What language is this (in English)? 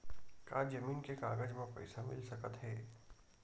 Chhattisgarhi